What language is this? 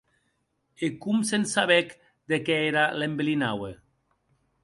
Occitan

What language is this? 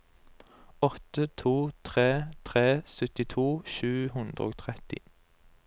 Norwegian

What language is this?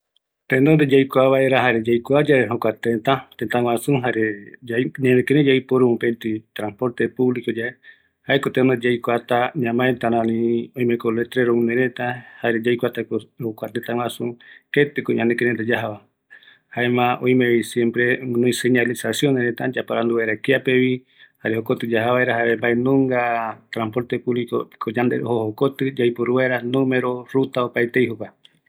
Eastern Bolivian Guaraní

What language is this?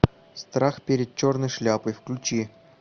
Russian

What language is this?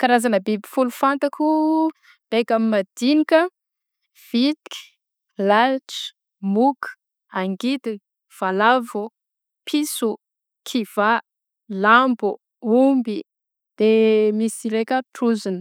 Southern Betsimisaraka Malagasy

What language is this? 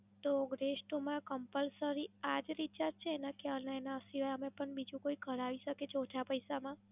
Gujarati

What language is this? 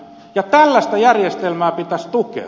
Finnish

